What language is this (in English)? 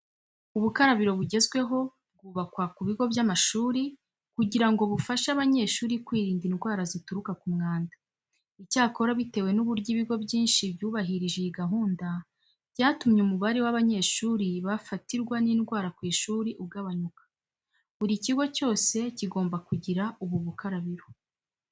Kinyarwanda